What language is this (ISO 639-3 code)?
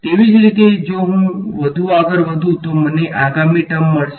guj